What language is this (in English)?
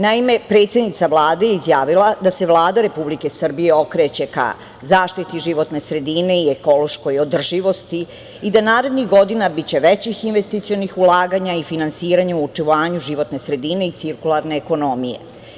Serbian